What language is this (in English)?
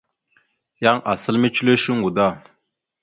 Mada (Cameroon)